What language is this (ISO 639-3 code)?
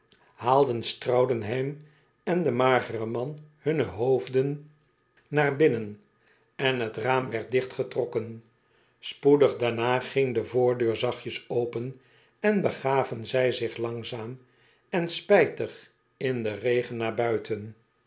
nld